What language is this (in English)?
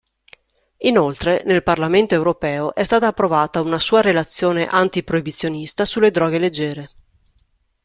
Italian